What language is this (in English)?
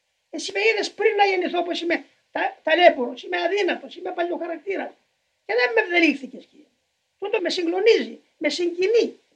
Greek